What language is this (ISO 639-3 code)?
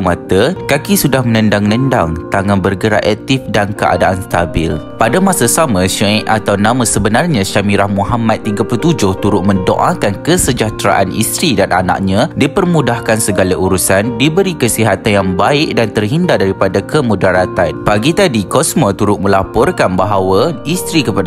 msa